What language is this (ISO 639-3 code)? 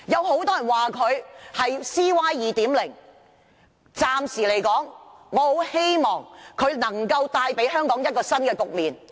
yue